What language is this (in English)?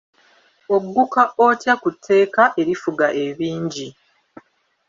Ganda